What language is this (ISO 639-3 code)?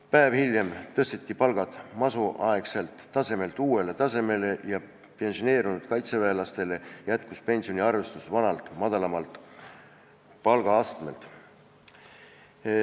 est